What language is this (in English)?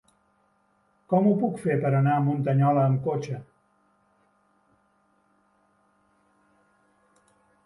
Catalan